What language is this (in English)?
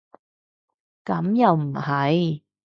Cantonese